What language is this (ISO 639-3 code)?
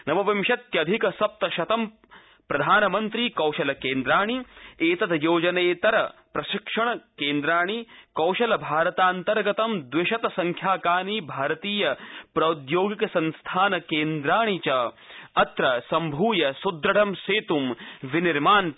san